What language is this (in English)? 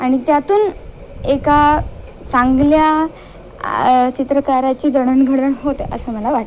Marathi